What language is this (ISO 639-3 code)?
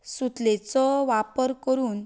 kok